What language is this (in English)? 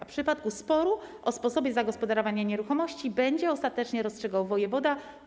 Polish